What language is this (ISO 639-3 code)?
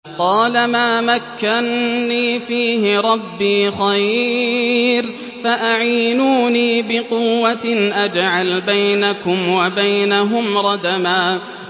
ara